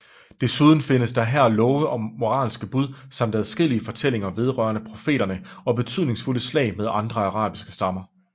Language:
Danish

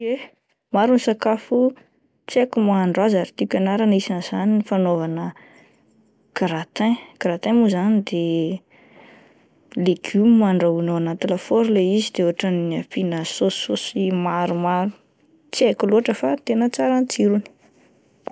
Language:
Malagasy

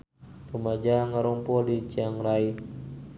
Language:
Sundanese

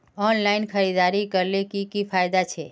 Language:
Magahi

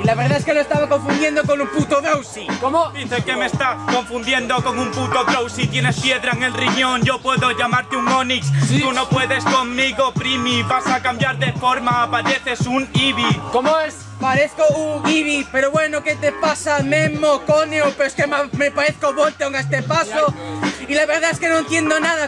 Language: Spanish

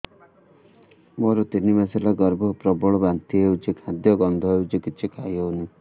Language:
Odia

